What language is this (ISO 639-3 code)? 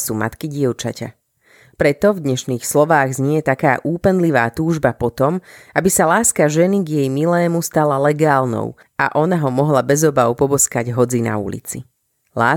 slk